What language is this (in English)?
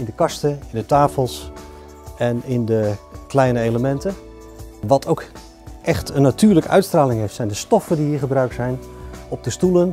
Dutch